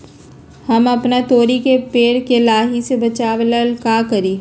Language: Magahi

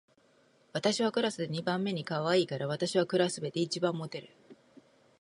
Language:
Japanese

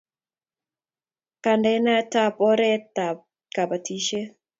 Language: Kalenjin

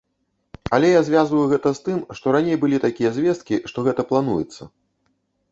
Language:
Belarusian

